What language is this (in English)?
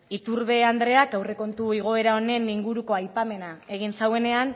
Basque